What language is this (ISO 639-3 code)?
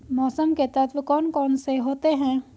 hin